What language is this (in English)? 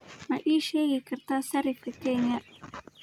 Somali